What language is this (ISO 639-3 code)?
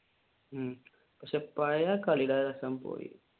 mal